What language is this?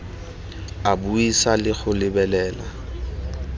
Tswana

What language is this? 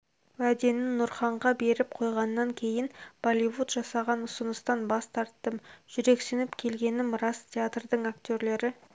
Kazakh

